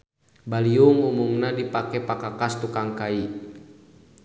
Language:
Sundanese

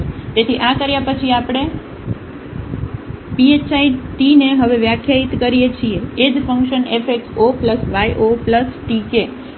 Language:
Gujarati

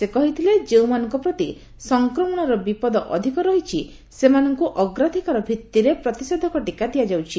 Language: Odia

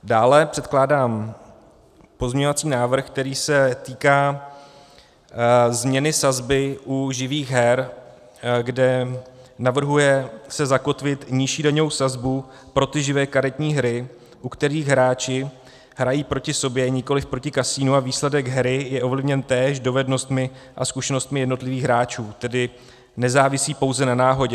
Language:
Czech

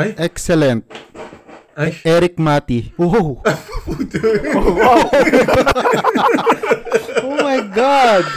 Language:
Filipino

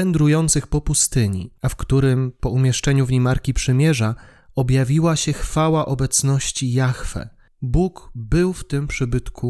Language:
Polish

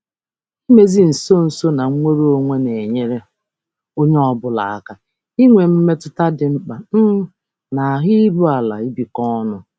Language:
Igbo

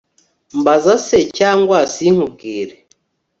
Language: Kinyarwanda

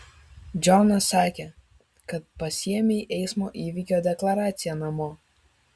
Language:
Lithuanian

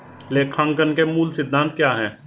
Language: Hindi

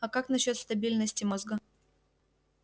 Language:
Russian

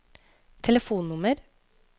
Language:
Norwegian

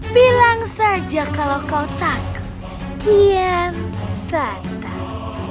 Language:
Indonesian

